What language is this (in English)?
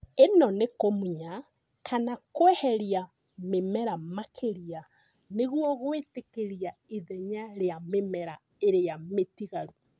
Kikuyu